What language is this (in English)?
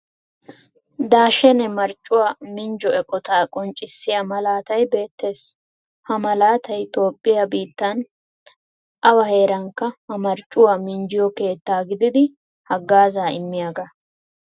Wolaytta